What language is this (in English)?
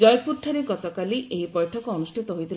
Odia